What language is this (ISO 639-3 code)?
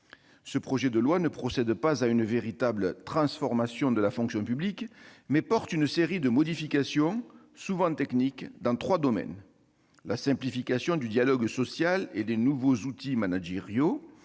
fra